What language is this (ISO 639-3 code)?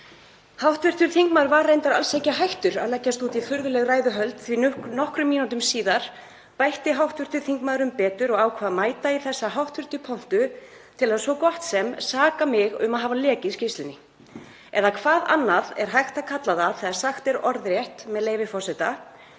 isl